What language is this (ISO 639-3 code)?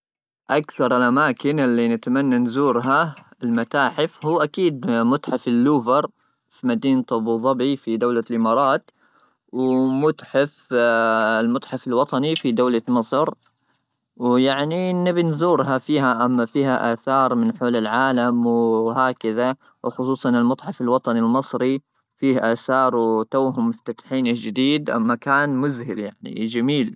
afb